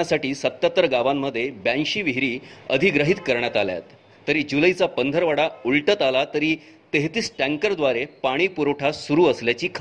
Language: Marathi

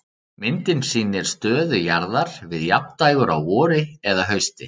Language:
Icelandic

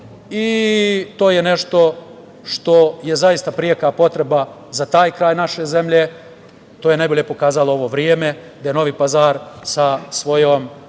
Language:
Serbian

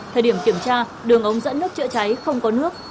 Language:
Vietnamese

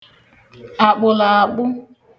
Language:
Igbo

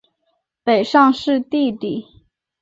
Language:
Chinese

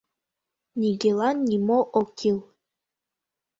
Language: Mari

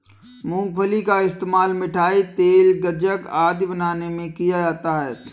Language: Hindi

